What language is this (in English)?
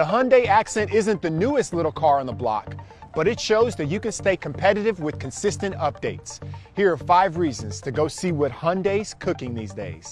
English